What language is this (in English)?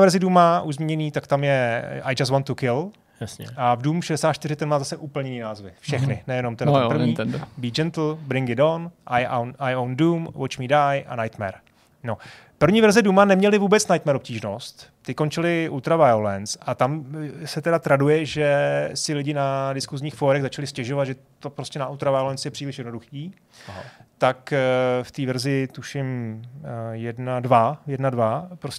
Czech